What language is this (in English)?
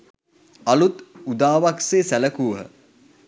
Sinhala